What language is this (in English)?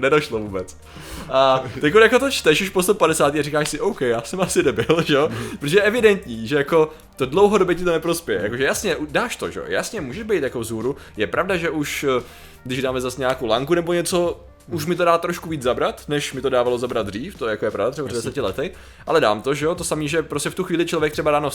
Czech